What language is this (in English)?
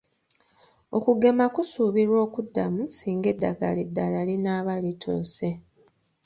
Ganda